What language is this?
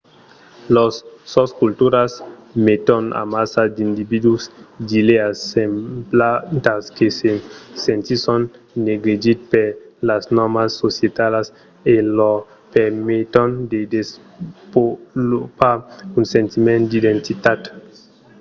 Occitan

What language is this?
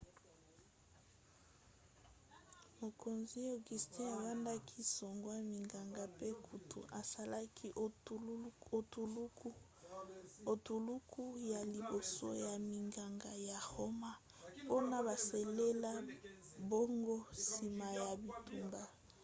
Lingala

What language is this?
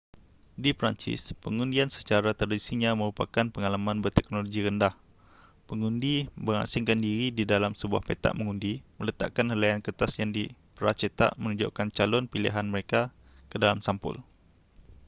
Malay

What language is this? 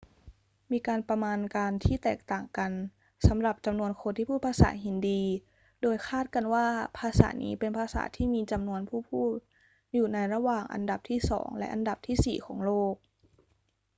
Thai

